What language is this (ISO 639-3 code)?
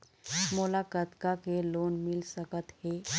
hne